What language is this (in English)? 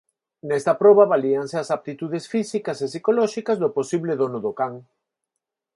Galician